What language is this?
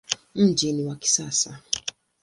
Swahili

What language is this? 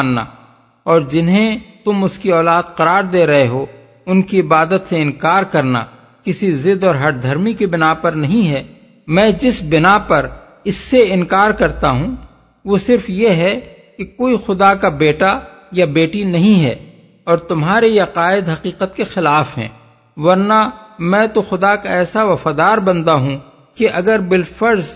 Urdu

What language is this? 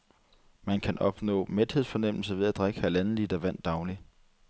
Danish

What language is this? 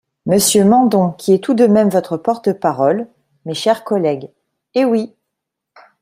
French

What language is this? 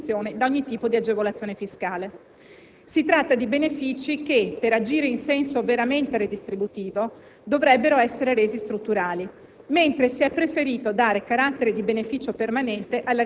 Italian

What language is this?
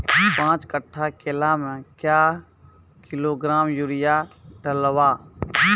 Maithili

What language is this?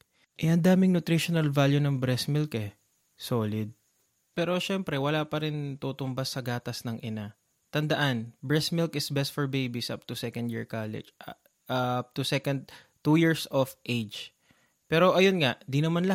Filipino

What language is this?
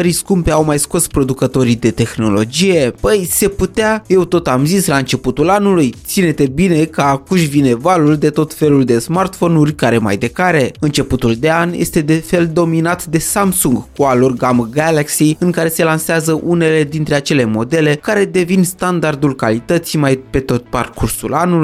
Romanian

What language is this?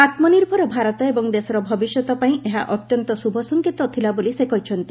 Odia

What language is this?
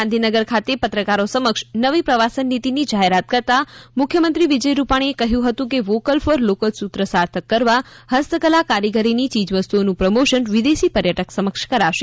Gujarati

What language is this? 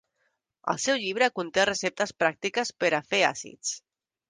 Catalan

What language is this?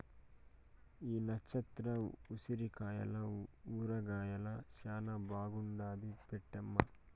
Telugu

